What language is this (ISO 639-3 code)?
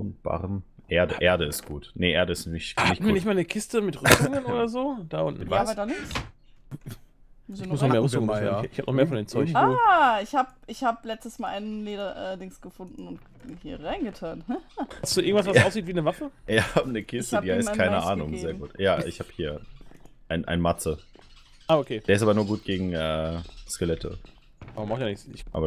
deu